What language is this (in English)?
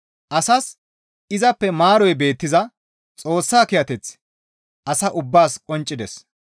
Gamo